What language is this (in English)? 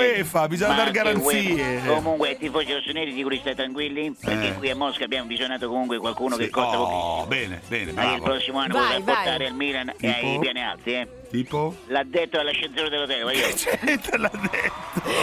Italian